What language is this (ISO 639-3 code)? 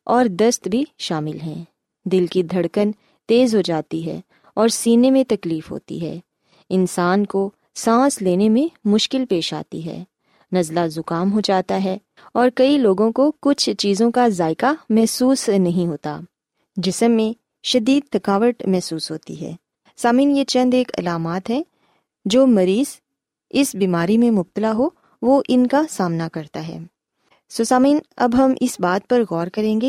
urd